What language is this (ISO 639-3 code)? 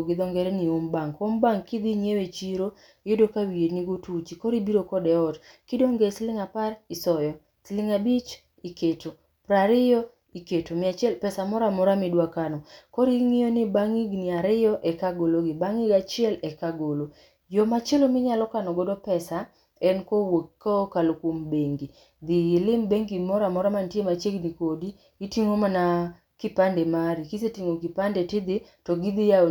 luo